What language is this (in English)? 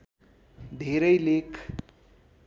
Nepali